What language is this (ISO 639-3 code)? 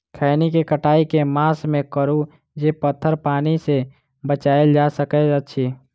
mai